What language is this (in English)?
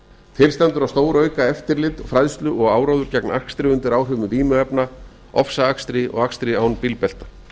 Icelandic